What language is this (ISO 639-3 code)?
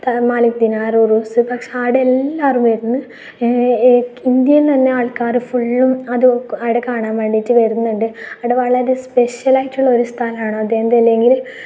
mal